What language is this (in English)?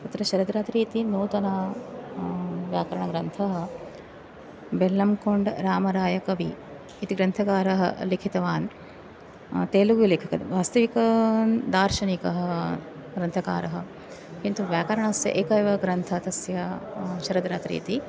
Sanskrit